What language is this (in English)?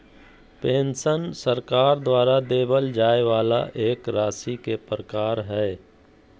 Magahi